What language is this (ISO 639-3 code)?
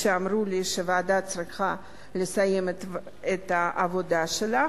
heb